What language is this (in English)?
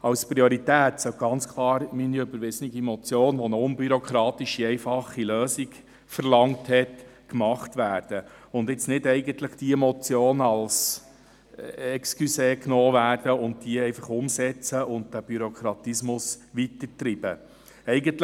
Swiss German